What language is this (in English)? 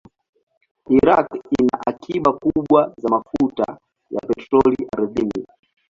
Swahili